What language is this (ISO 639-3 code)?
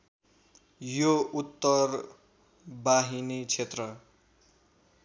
nep